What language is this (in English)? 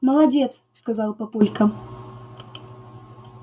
Russian